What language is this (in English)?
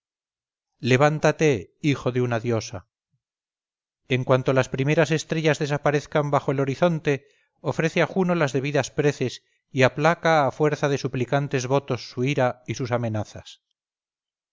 Spanish